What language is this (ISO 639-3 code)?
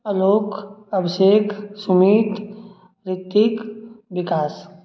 mai